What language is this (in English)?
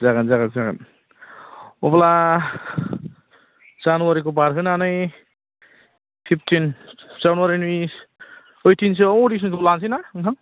Bodo